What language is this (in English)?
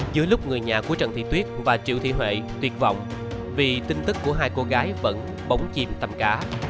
Vietnamese